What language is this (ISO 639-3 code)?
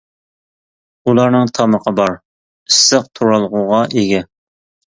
uig